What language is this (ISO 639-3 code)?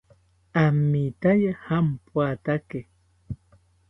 cpy